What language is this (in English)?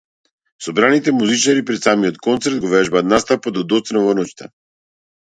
Macedonian